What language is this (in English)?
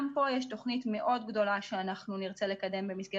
Hebrew